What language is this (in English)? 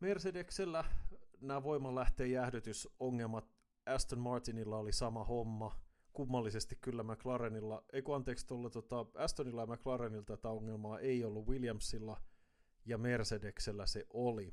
Finnish